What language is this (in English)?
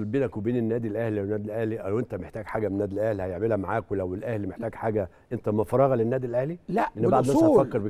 Arabic